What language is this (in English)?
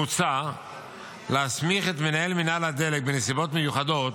Hebrew